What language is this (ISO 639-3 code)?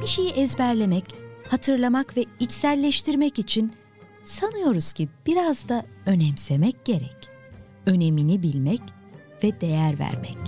tur